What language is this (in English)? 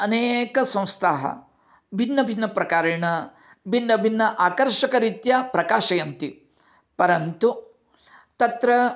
Sanskrit